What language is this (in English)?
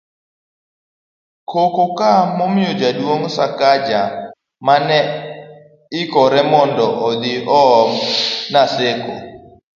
Luo (Kenya and Tanzania)